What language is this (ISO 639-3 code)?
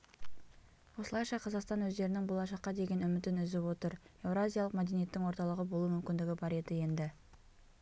kaz